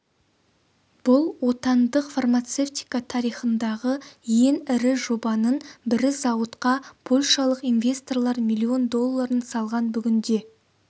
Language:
Kazakh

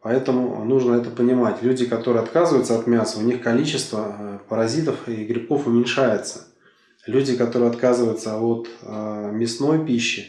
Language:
Russian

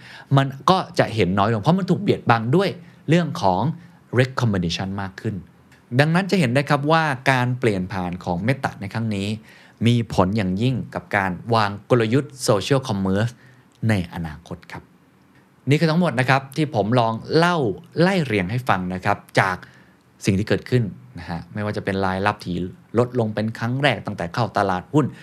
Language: Thai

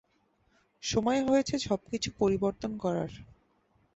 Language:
Bangla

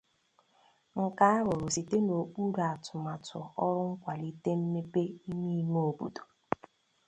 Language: Igbo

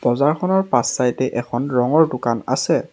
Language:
Assamese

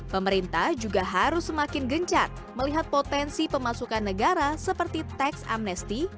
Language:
Indonesian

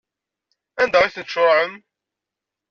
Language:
Kabyle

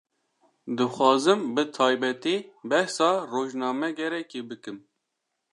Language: Kurdish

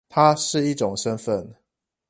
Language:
Chinese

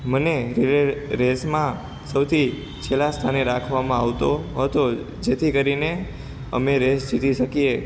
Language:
Gujarati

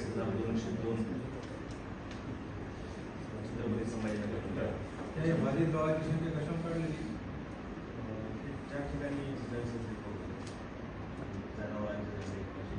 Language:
Arabic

